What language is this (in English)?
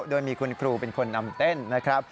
Thai